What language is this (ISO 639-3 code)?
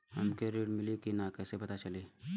bho